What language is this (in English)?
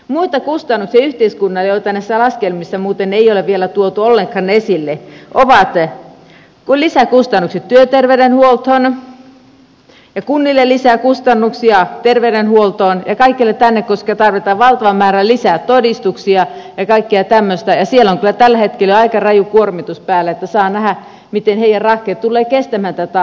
Finnish